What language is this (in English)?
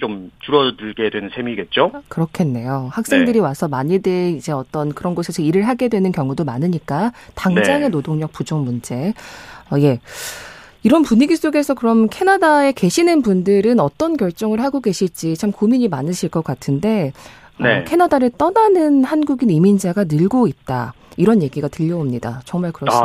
Korean